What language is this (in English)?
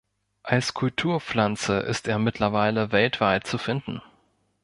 German